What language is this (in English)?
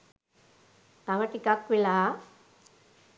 Sinhala